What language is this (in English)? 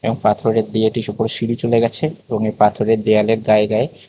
Bangla